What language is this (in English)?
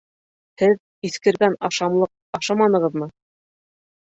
Bashkir